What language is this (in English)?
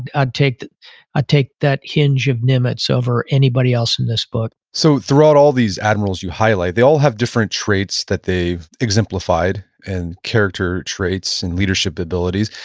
English